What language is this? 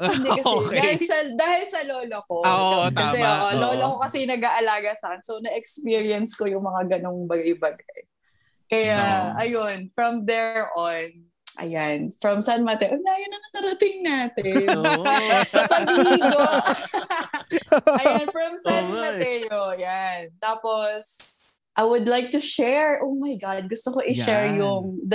Filipino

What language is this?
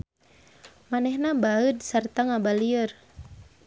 Sundanese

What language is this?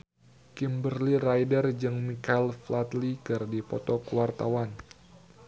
Sundanese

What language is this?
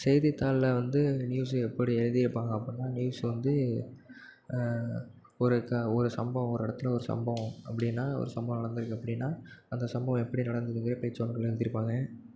Tamil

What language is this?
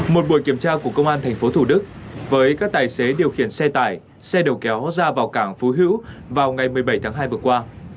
Vietnamese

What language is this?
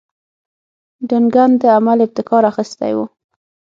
Pashto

